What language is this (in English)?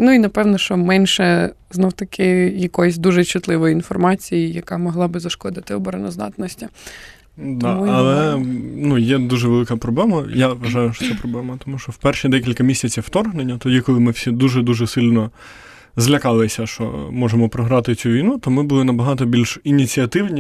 Ukrainian